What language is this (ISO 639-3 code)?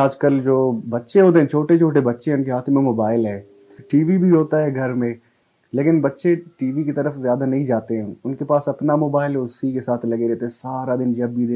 urd